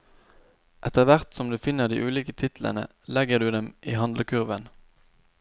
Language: Norwegian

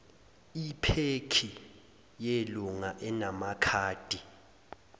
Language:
Zulu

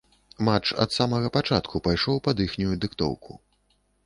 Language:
Belarusian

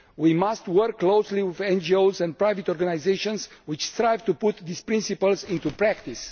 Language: English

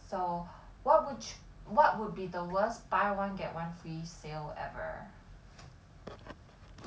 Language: English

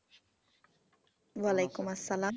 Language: Bangla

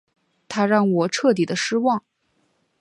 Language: Chinese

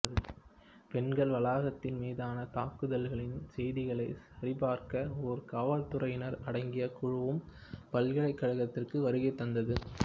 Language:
Tamil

